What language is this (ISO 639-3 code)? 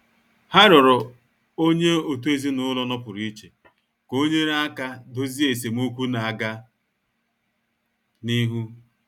ibo